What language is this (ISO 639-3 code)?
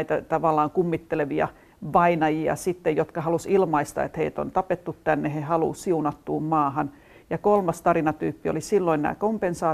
fin